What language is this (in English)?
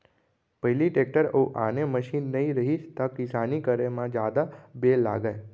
Chhattisgarhi